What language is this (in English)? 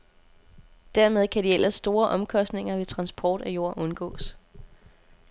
Danish